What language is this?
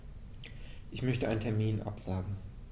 German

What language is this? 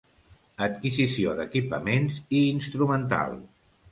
Catalan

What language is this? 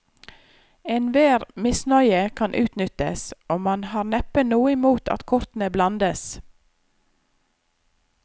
Norwegian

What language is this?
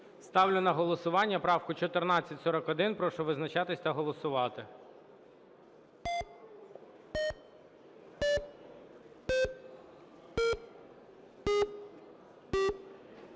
Ukrainian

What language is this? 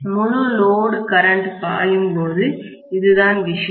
Tamil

